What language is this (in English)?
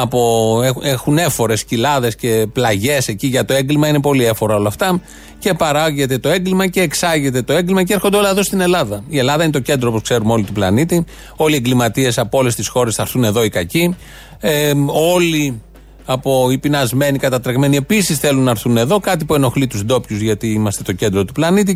Greek